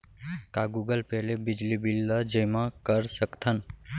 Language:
Chhattisgarhi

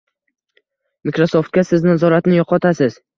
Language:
Uzbek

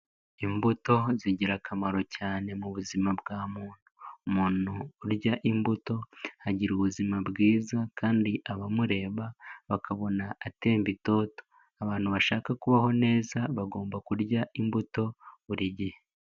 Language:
Kinyarwanda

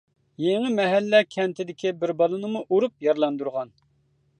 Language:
Uyghur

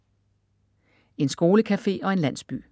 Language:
Danish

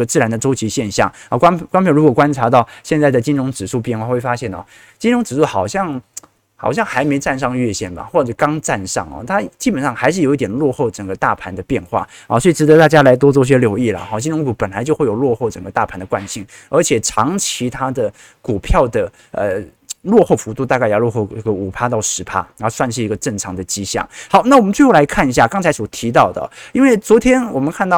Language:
Chinese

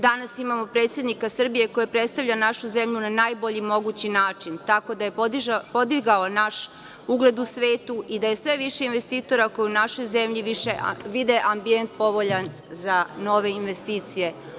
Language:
Serbian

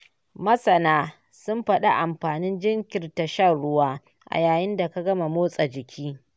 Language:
Hausa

